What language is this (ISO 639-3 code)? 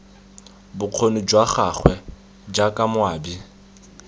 tsn